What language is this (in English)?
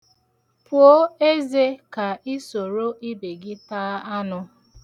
Igbo